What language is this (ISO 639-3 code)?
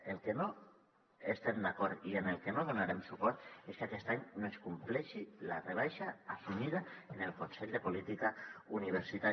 cat